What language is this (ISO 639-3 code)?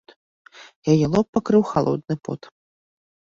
bel